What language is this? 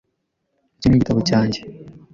Kinyarwanda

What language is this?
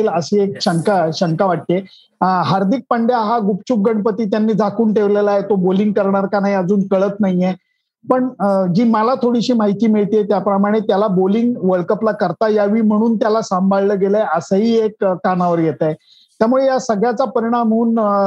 Marathi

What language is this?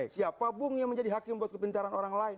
Indonesian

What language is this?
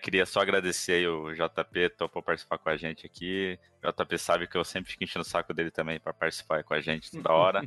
Portuguese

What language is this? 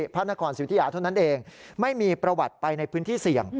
Thai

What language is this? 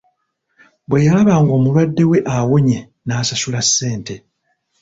Ganda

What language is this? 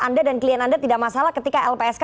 Indonesian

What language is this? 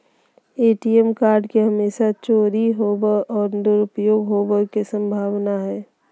Magahi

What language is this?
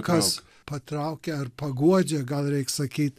Lithuanian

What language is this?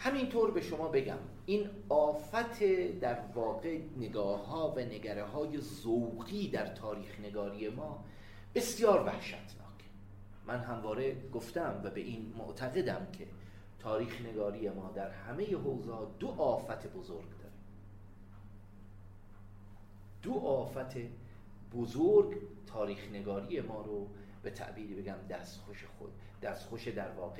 Persian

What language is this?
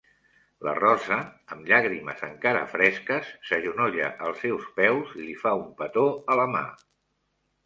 Catalan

